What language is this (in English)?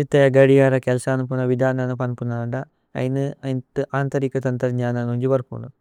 Tulu